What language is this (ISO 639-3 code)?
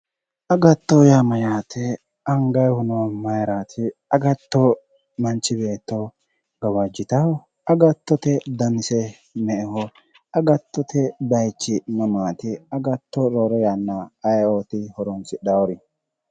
sid